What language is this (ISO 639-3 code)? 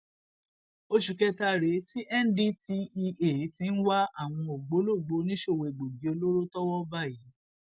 yor